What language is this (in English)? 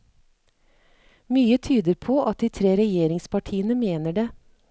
Norwegian